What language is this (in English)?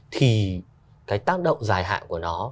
Vietnamese